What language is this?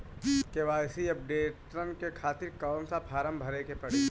Bhojpuri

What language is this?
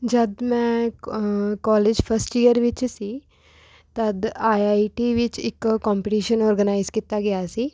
Punjabi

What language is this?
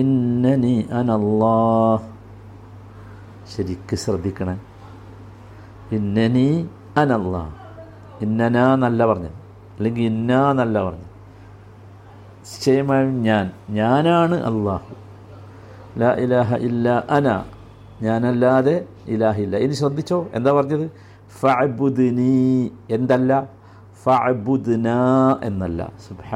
Malayalam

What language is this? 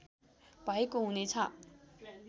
Nepali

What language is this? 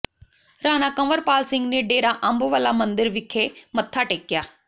Punjabi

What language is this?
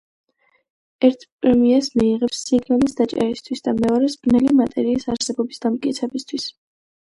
Georgian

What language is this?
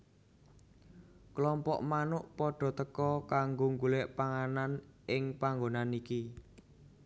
Javanese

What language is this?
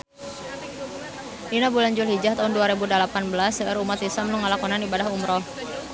Sundanese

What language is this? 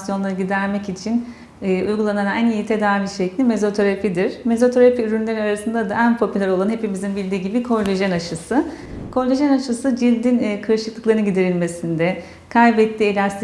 Turkish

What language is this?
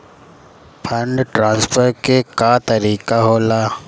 Bhojpuri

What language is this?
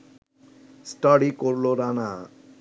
Bangla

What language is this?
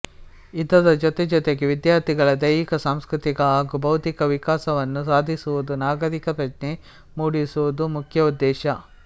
Kannada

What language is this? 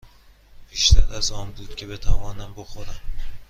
Persian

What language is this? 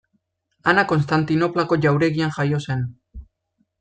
Basque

